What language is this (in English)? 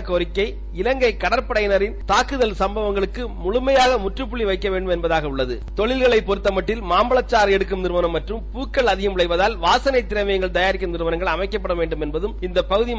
Tamil